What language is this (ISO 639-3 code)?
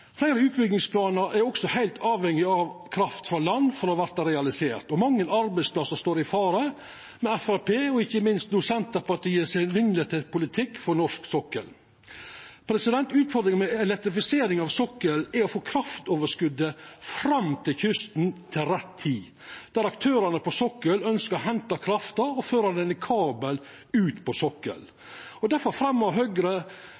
nno